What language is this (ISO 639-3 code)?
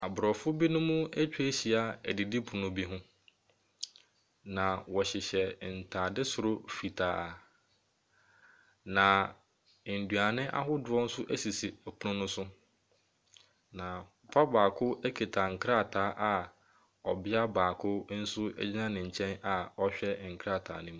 aka